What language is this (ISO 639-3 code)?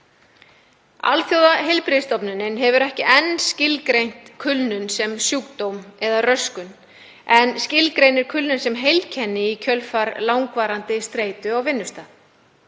isl